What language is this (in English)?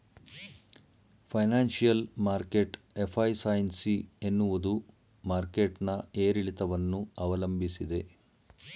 Kannada